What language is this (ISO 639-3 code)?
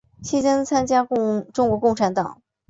zho